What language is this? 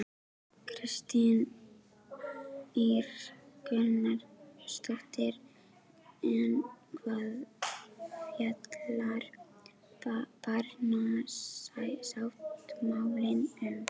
Icelandic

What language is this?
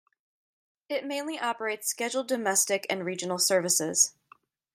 English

